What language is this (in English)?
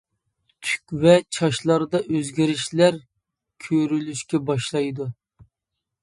Uyghur